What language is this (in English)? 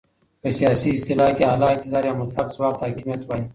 Pashto